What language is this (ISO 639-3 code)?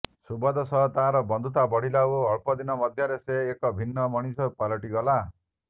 ori